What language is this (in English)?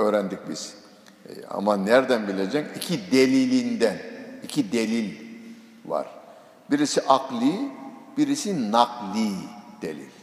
Turkish